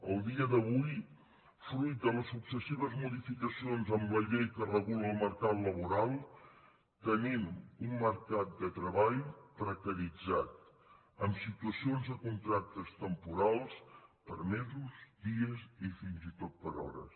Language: Catalan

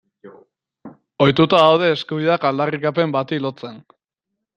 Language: Basque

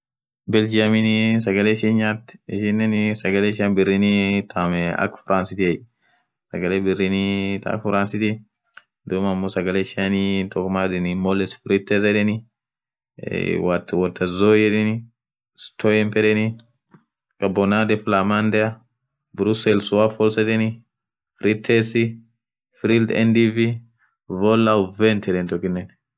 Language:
Orma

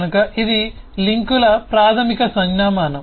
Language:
Telugu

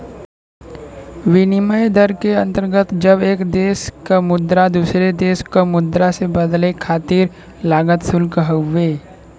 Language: Bhojpuri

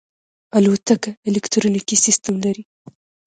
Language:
Pashto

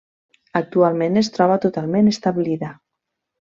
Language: Catalan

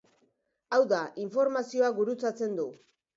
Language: Basque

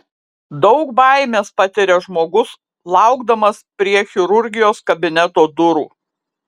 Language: Lithuanian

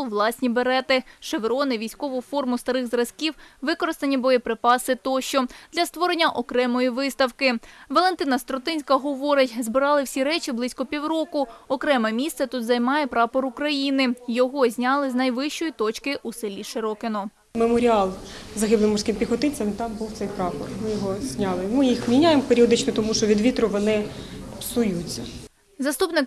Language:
Ukrainian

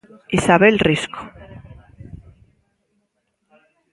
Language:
Galician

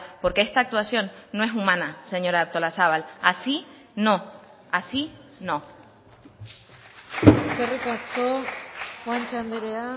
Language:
Spanish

